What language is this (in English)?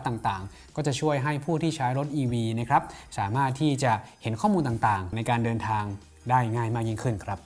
Thai